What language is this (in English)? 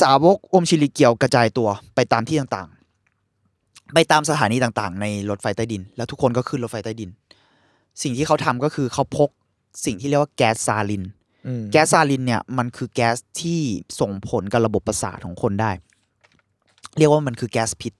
Thai